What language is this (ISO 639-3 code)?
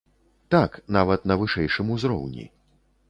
bel